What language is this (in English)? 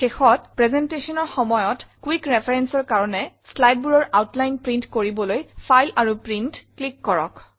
Assamese